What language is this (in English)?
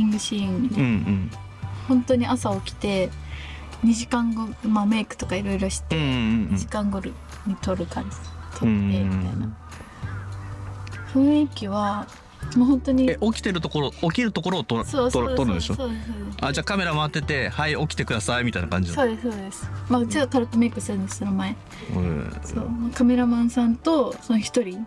Japanese